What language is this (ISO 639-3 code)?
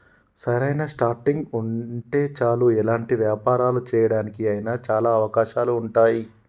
tel